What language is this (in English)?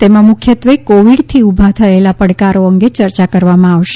Gujarati